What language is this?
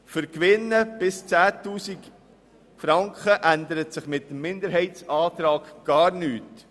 Swiss German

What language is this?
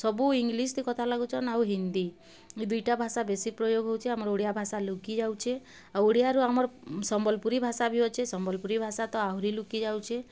Odia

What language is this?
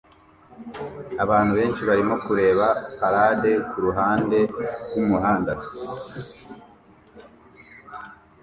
Kinyarwanda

